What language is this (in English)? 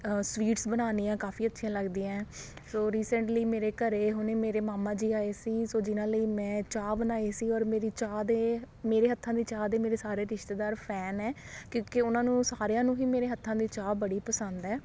Punjabi